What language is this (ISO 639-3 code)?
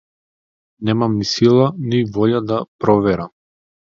mkd